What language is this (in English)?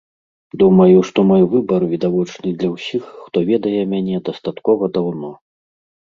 Belarusian